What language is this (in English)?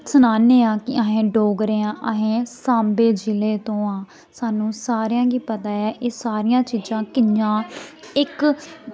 Dogri